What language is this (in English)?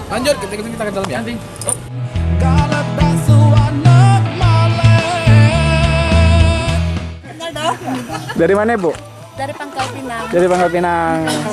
Indonesian